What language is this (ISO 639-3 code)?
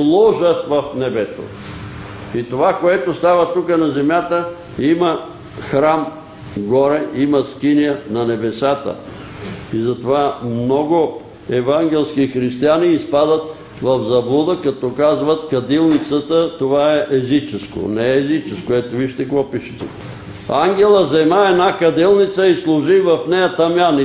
bul